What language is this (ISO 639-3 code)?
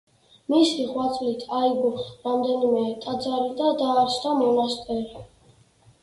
kat